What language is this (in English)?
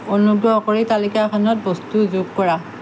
Assamese